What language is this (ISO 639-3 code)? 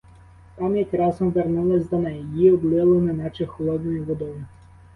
ukr